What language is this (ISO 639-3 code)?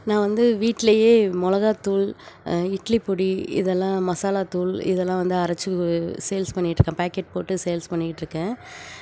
tam